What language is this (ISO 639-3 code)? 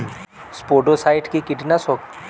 ben